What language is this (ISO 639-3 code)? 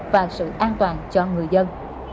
vie